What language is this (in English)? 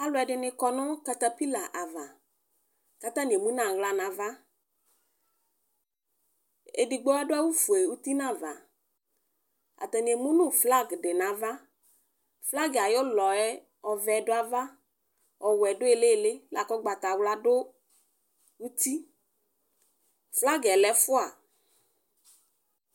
Ikposo